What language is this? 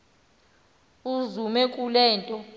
Xhosa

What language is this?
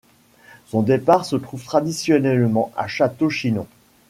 French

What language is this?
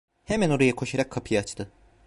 Turkish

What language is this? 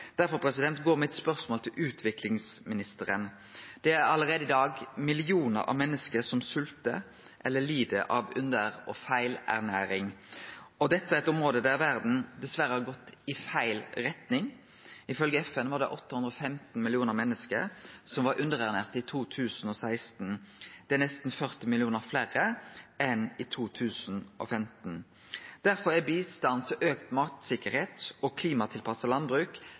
Norwegian Nynorsk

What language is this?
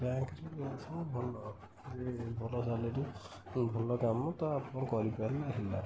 Odia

